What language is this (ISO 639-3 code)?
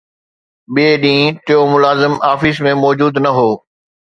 snd